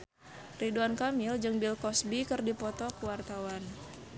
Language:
Sundanese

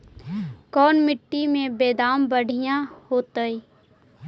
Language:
Magahi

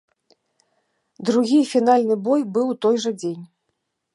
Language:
Belarusian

